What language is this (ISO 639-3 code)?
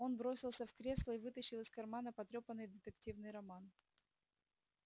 rus